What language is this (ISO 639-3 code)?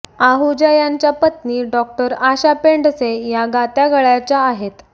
mar